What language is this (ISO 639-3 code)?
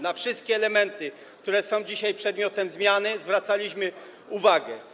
pol